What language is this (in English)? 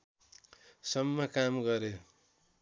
Nepali